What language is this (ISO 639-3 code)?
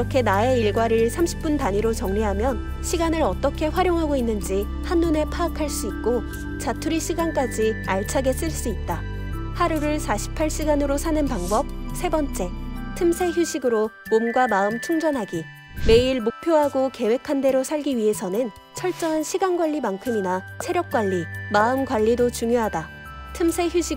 kor